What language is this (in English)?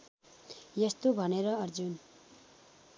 Nepali